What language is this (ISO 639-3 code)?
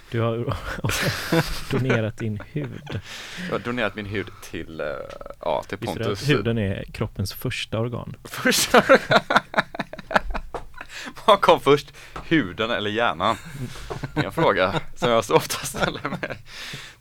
swe